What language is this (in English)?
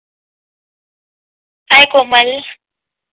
Marathi